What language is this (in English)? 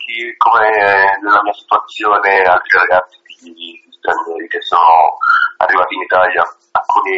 Italian